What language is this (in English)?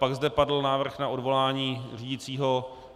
Czech